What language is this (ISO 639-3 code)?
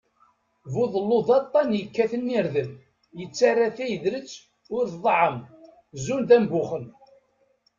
kab